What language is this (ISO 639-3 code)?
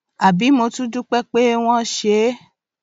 yor